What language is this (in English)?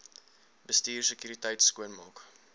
Afrikaans